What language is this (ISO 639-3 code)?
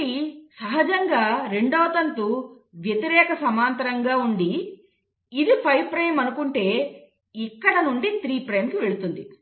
tel